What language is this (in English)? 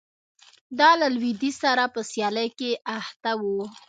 Pashto